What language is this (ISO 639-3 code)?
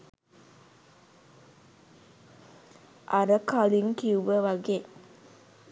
sin